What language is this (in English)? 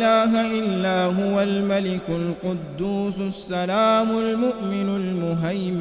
Arabic